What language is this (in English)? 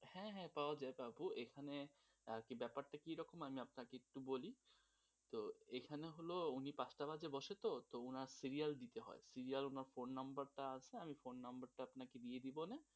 Bangla